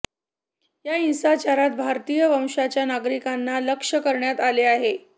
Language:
Marathi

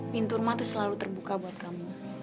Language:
Indonesian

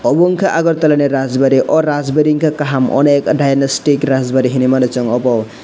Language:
Kok Borok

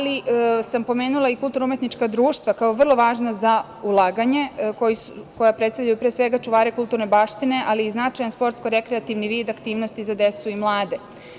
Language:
Serbian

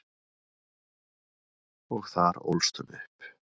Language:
Icelandic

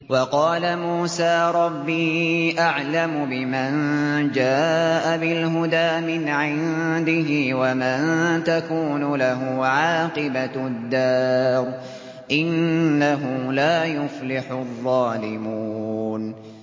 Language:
Arabic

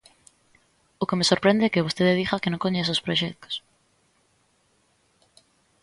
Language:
Galician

